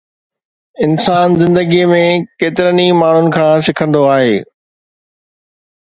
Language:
Sindhi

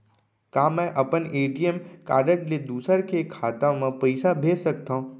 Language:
Chhattisgarhi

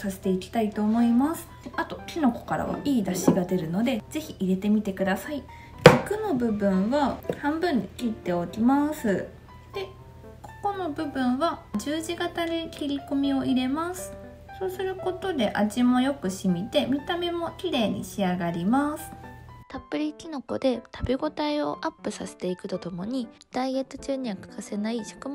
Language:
Japanese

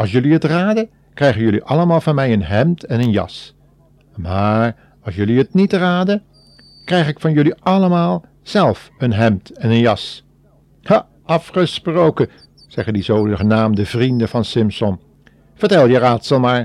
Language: Dutch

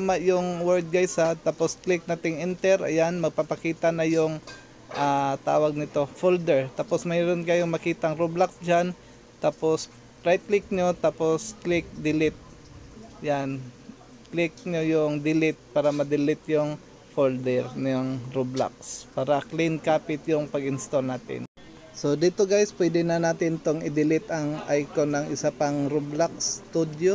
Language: Filipino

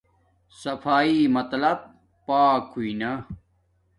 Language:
Domaaki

